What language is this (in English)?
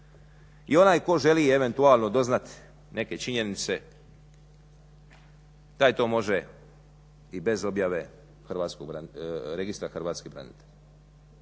Croatian